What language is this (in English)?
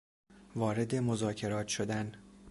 Persian